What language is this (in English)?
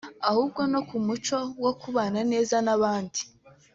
Kinyarwanda